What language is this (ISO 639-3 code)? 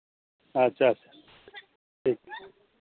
sat